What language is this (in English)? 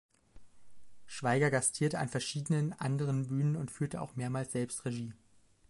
German